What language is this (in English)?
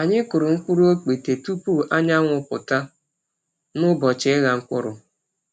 Igbo